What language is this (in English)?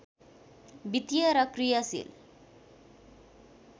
Nepali